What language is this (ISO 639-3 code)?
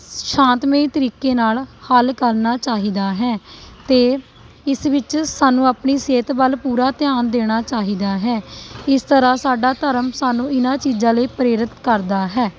pan